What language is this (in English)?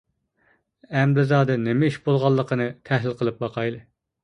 Uyghur